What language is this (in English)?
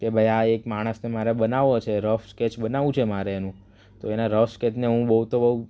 Gujarati